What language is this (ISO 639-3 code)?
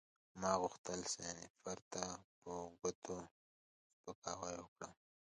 pus